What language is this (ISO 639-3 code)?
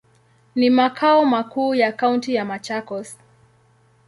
swa